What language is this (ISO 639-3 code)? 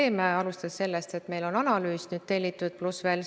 est